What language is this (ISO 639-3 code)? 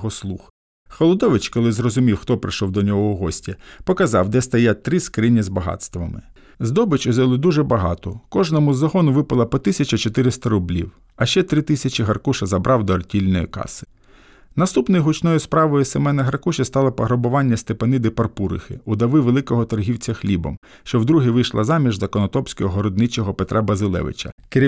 ukr